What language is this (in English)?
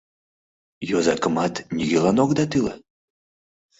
Mari